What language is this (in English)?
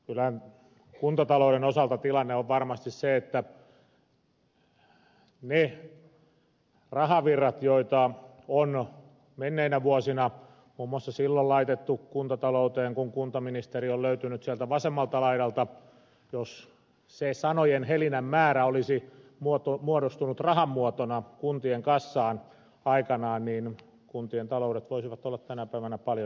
Finnish